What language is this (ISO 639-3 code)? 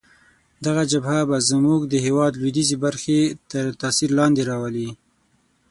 pus